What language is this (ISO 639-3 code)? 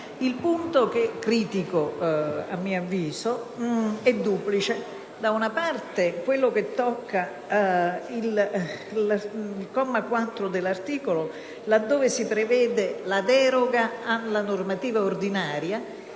ita